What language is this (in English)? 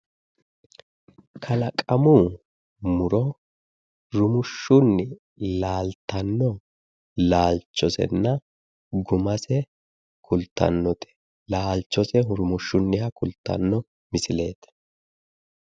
Sidamo